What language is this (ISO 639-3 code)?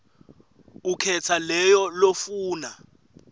ssw